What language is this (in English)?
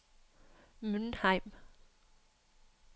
Norwegian